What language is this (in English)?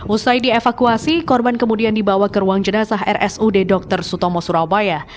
Indonesian